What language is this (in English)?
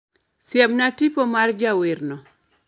Luo (Kenya and Tanzania)